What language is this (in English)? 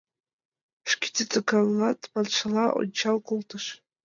Mari